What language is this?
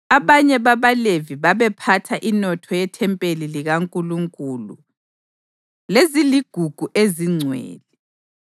North Ndebele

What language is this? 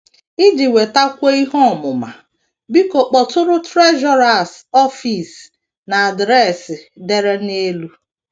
Igbo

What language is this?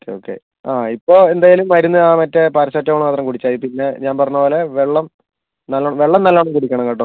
Malayalam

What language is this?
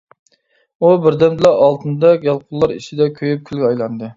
Uyghur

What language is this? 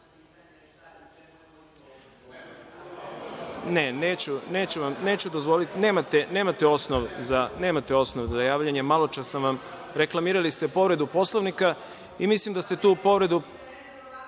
Serbian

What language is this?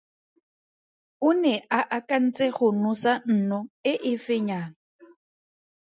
Tswana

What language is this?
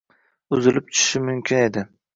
Uzbek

